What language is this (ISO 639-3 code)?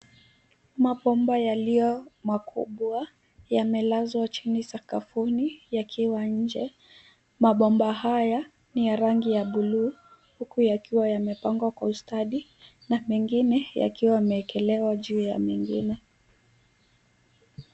swa